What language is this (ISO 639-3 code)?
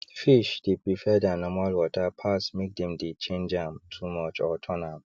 pcm